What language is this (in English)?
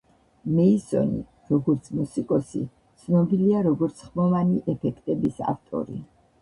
Georgian